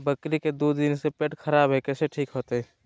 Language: Magahi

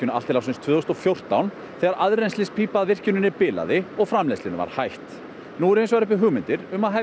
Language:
Icelandic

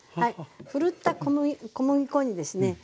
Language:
Japanese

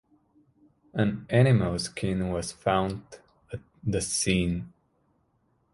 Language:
English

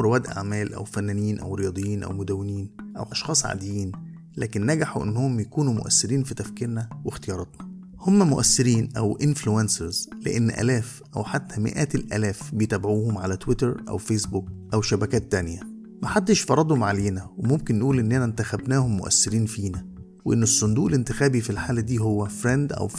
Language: Arabic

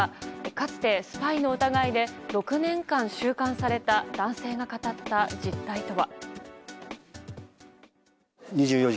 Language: Japanese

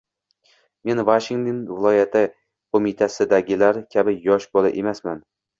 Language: Uzbek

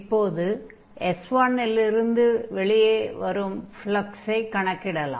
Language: Tamil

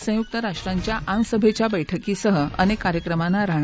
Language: Marathi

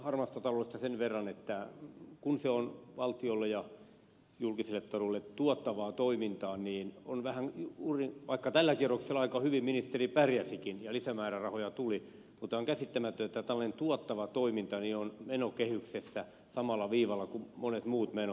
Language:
Finnish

